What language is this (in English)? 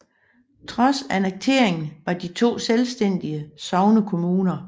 Danish